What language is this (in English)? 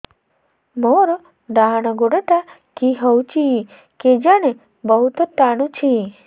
Odia